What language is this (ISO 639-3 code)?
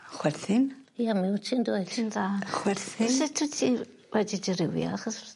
cym